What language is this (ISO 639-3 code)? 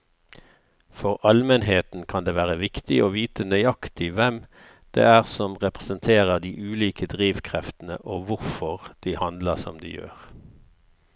nor